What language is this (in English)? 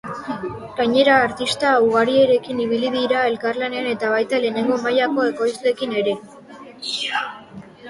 Basque